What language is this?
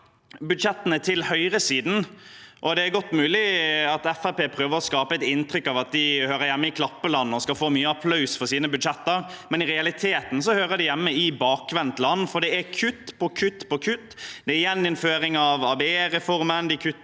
Norwegian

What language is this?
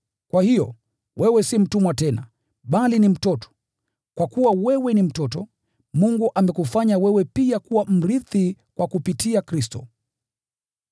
Swahili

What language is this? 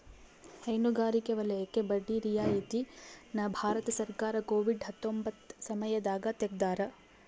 Kannada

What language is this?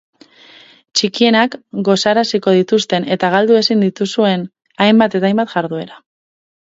Basque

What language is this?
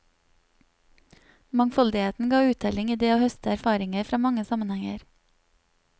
Norwegian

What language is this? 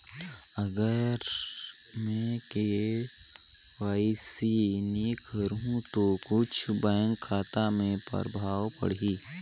Chhattisgarhi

